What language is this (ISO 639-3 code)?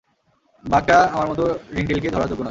ben